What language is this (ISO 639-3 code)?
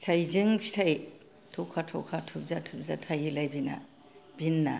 brx